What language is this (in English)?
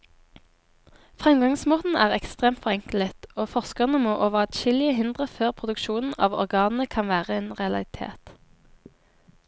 Norwegian